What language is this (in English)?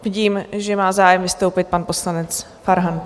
Czech